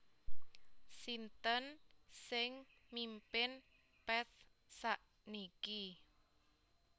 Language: Javanese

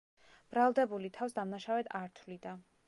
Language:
Georgian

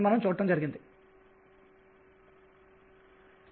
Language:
Telugu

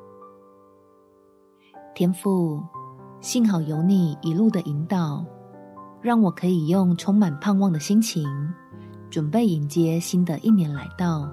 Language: Chinese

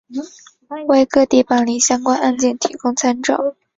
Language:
Chinese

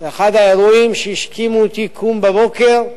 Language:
Hebrew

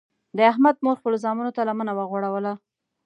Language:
Pashto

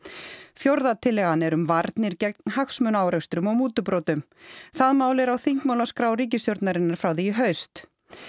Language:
Icelandic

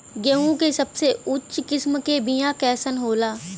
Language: Bhojpuri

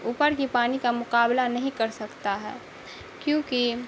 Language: Urdu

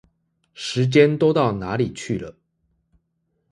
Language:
Chinese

